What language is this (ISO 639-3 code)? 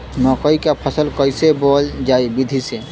bho